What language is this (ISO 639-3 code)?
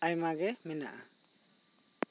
sat